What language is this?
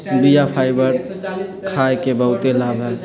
Magahi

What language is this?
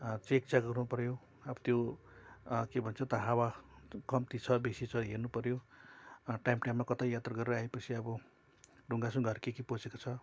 Nepali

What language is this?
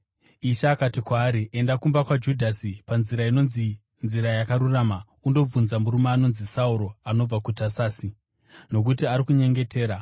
Shona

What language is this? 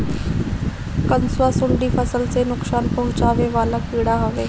Bhojpuri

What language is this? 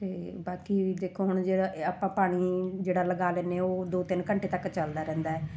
Punjabi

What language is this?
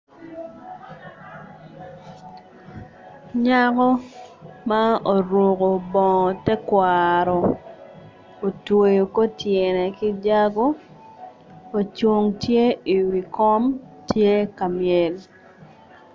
Acoli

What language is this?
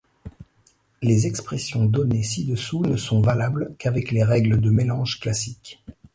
French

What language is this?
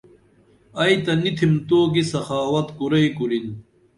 Dameli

